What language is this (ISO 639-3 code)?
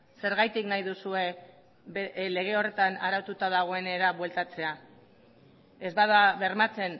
eus